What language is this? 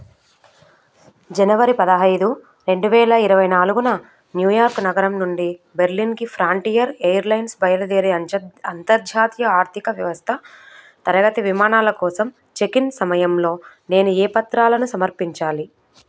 Telugu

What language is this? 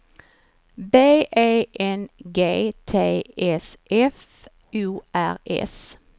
Swedish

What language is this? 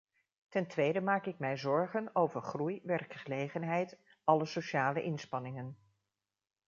Dutch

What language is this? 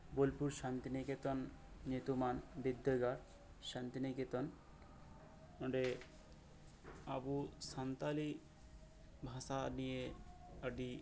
Santali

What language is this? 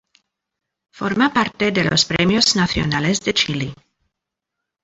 Spanish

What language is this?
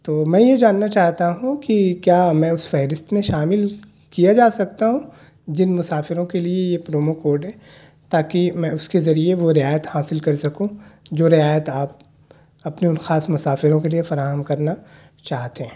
Urdu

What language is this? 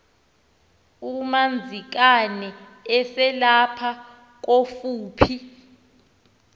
Xhosa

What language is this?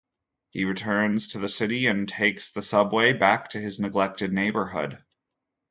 English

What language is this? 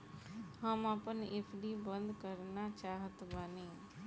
Bhojpuri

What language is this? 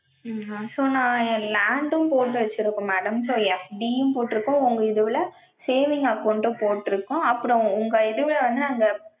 Tamil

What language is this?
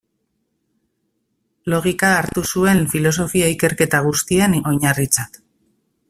Basque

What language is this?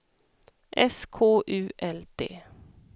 Swedish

